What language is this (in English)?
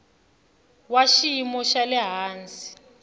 Tsonga